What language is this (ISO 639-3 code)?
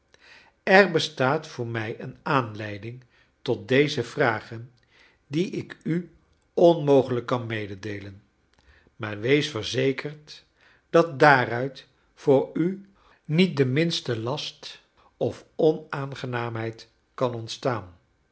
nld